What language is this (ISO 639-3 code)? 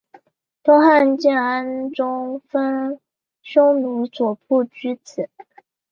zho